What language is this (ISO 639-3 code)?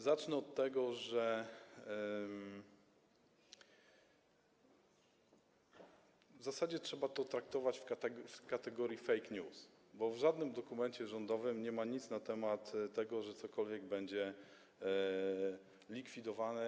pol